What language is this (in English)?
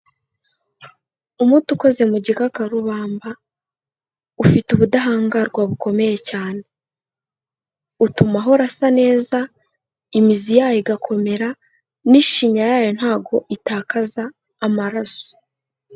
Kinyarwanda